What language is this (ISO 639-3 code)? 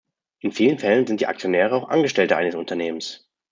deu